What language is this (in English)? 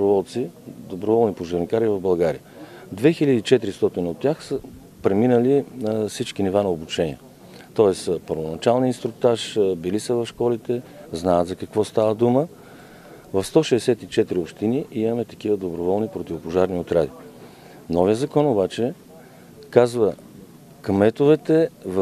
Bulgarian